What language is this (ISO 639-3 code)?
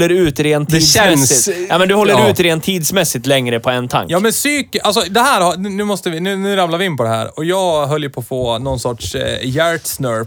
swe